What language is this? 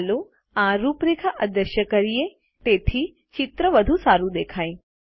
Gujarati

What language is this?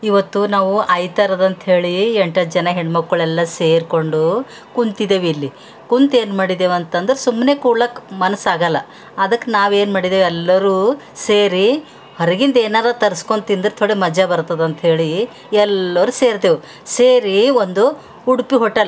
Kannada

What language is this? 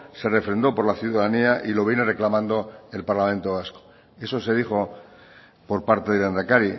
Spanish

